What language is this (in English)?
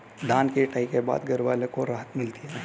Hindi